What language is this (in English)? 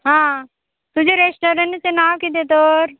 Konkani